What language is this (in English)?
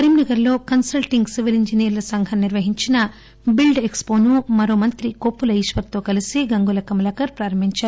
Telugu